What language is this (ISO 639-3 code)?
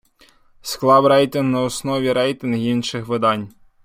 ukr